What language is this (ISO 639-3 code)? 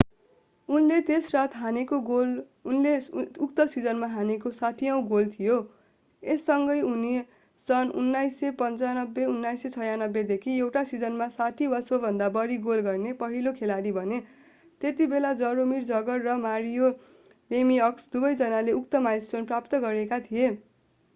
nep